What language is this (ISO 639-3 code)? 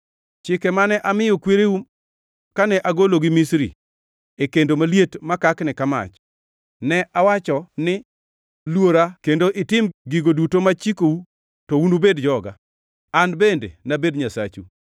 luo